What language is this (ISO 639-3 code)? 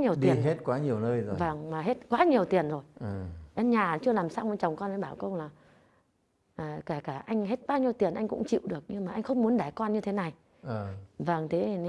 vie